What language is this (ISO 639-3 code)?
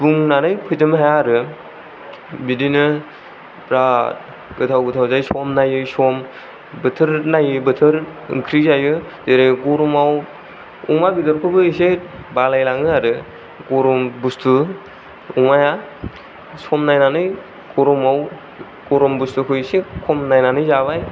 brx